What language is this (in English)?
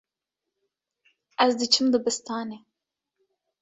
Kurdish